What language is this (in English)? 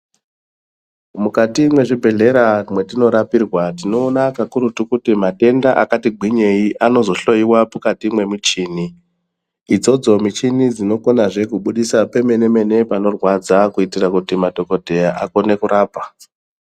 Ndau